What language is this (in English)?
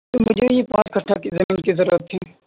Urdu